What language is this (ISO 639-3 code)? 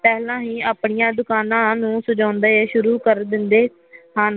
pan